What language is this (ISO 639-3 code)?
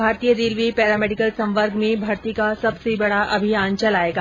hin